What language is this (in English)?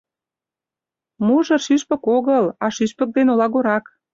Mari